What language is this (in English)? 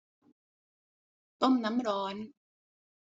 Thai